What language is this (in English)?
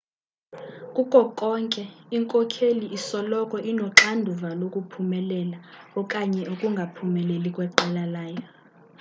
Xhosa